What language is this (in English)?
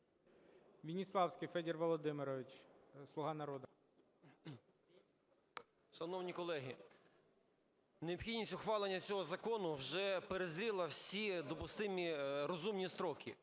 Ukrainian